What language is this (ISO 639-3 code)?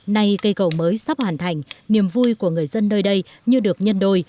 vie